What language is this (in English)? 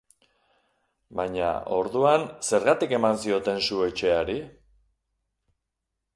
Basque